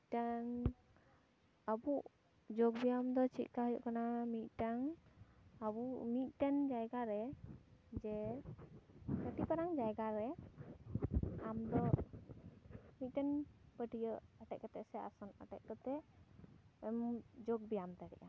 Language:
Santali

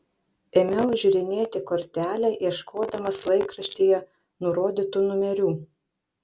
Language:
Lithuanian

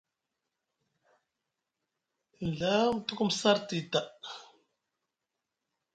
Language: Musgu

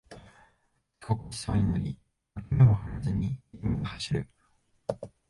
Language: Japanese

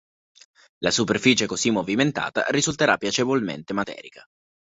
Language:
Italian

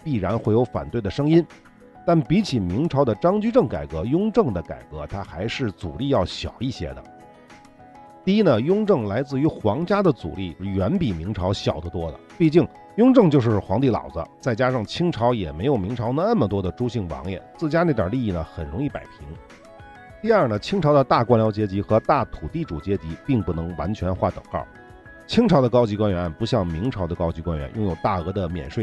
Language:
Chinese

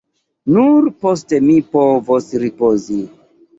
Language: Esperanto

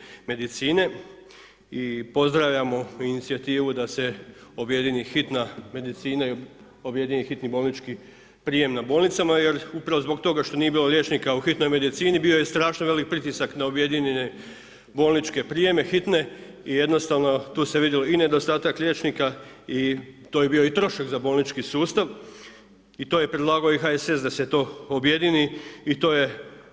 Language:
Croatian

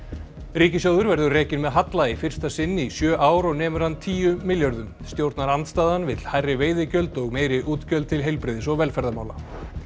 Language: Icelandic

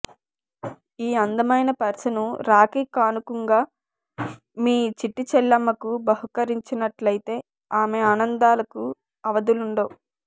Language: Telugu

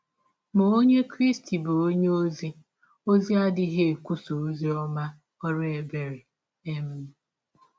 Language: Igbo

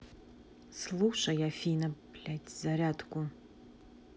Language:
Russian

